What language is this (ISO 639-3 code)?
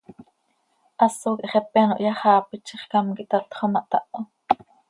sei